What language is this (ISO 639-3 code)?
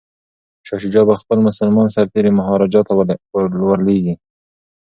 pus